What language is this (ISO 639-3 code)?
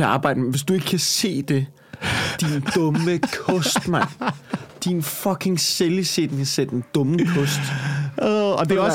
dan